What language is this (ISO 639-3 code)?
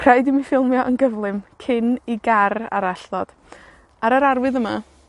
cym